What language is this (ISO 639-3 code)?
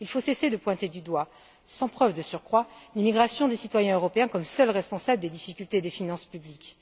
fra